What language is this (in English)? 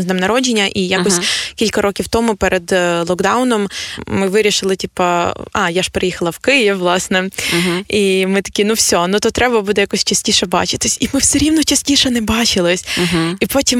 Ukrainian